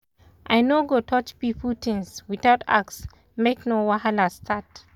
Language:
Nigerian Pidgin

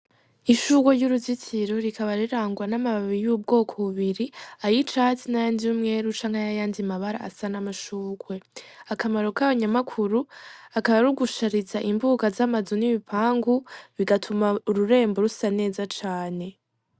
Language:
Rundi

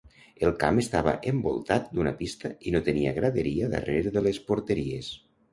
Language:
Catalan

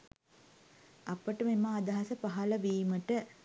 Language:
Sinhala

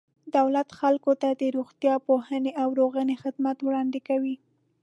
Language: Pashto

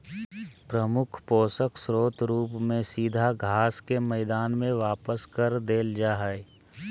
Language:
Magahi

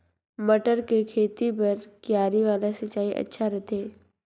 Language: Chhattisgarhi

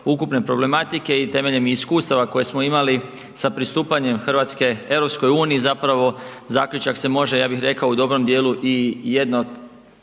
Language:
Croatian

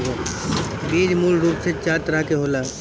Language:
Bhojpuri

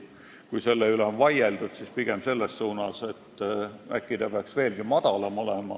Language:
Estonian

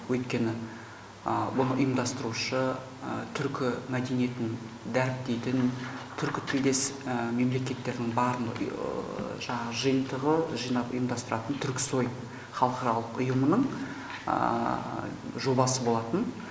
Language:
Kazakh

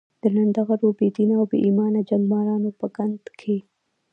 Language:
Pashto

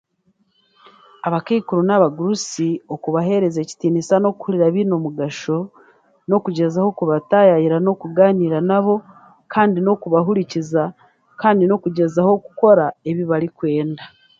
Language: Chiga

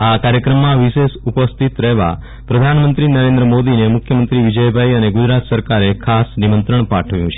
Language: Gujarati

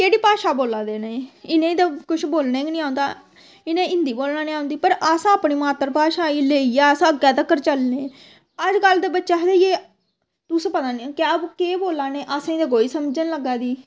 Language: Dogri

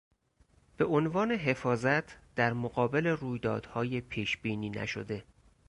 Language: Persian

